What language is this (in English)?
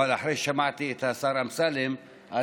Hebrew